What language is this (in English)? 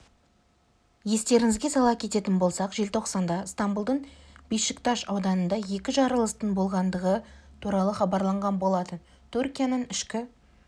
Kazakh